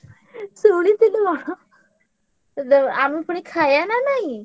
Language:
Odia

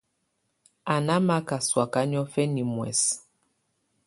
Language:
Tunen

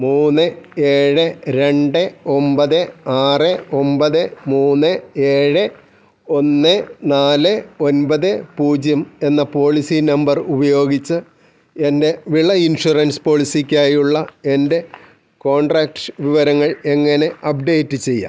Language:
Malayalam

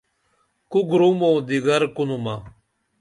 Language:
Dameli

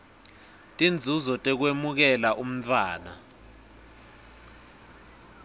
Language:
Swati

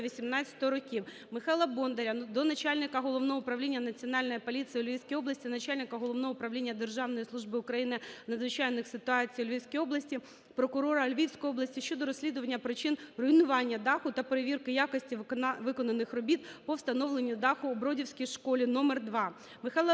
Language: Ukrainian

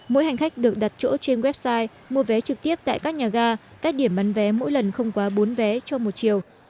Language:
Vietnamese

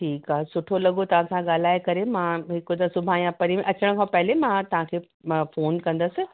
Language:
Sindhi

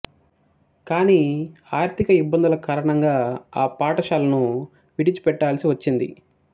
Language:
Telugu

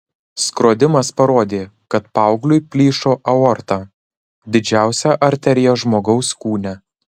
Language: Lithuanian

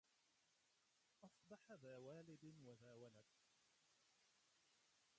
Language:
Arabic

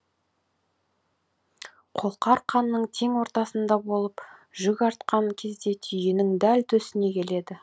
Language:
Kazakh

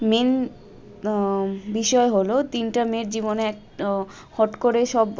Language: Bangla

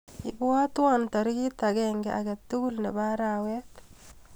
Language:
Kalenjin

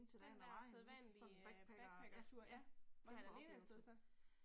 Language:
Danish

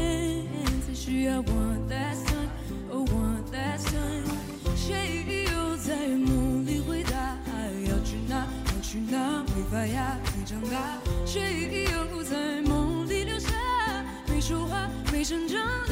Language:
Chinese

